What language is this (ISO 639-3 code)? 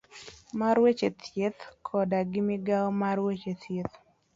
luo